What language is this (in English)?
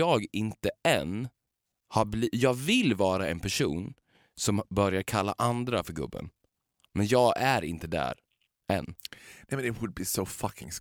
Swedish